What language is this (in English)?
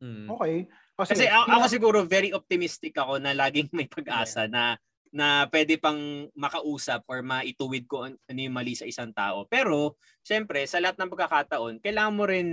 Filipino